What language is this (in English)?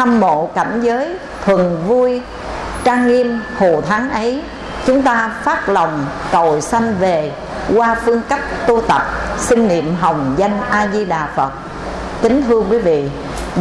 Vietnamese